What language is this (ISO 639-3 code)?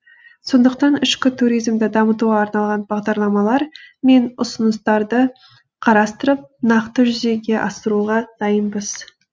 kaz